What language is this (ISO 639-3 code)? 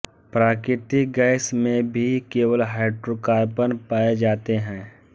hin